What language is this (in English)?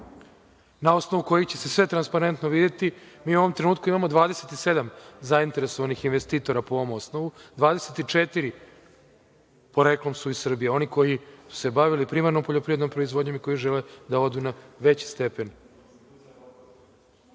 Serbian